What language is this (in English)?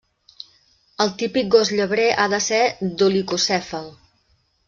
Catalan